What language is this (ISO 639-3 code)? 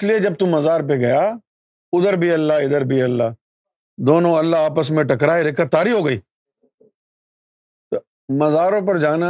urd